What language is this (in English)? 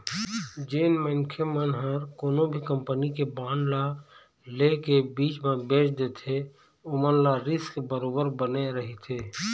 Chhattisgarhi